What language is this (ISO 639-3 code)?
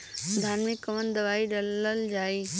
bho